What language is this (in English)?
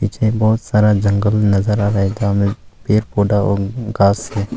Hindi